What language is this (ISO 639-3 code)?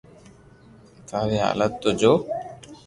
lrk